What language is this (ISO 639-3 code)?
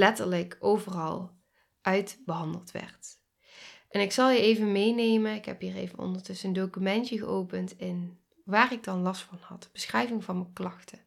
nld